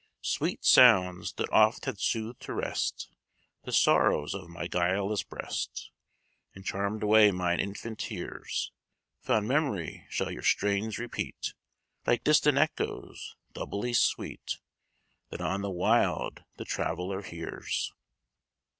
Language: English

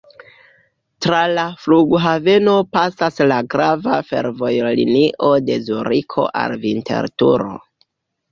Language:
Esperanto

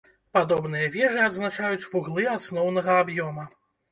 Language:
Belarusian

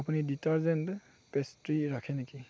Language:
Assamese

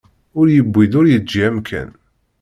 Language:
Kabyle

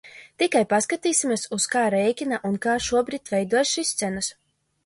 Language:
Latvian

